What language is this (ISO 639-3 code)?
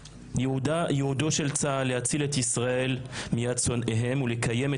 heb